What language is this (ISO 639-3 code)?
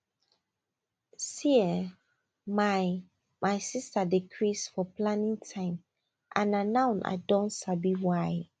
pcm